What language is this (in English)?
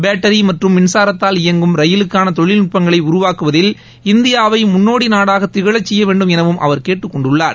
Tamil